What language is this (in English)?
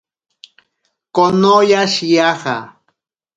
Ashéninka Perené